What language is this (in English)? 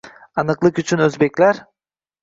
Uzbek